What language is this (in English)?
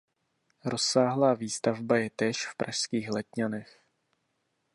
Czech